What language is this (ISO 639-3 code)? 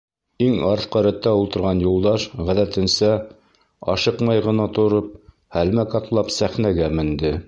bak